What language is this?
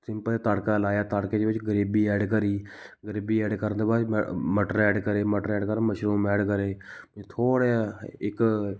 Punjabi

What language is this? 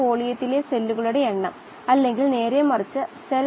Malayalam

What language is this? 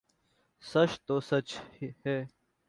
Urdu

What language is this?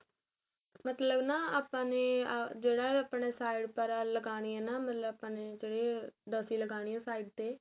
Punjabi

